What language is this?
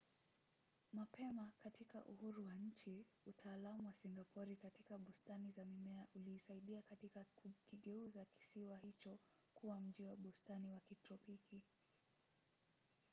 Swahili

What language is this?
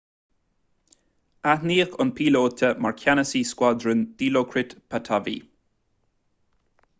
Irish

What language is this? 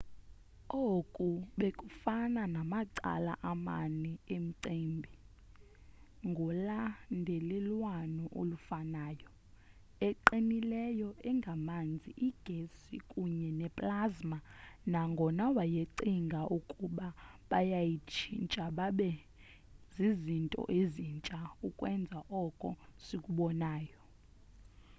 Xhosa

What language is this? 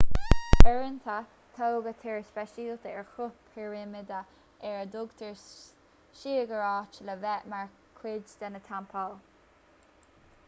Irish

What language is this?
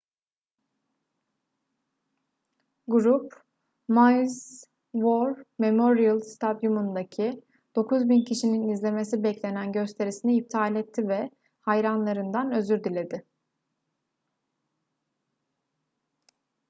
Turkish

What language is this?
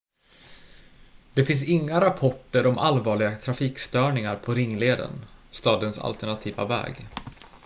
Swedish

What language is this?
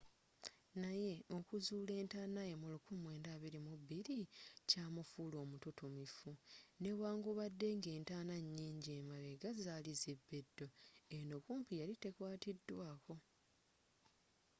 Ganda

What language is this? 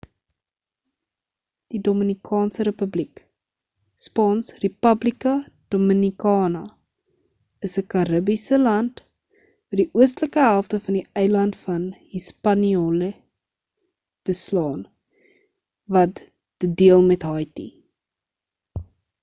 Afrikaans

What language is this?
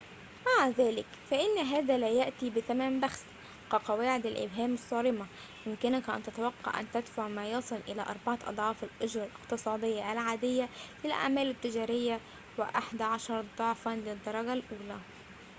Arabic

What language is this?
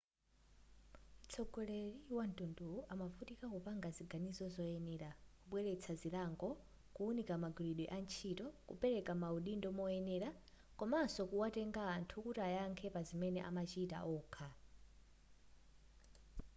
Nyanja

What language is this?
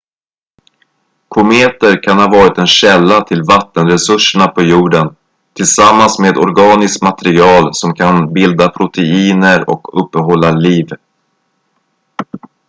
Swedish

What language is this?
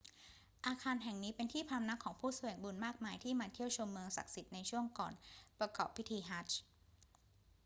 Thai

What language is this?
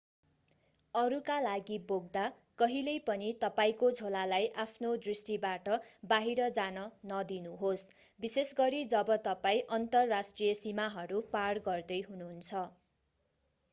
Nepali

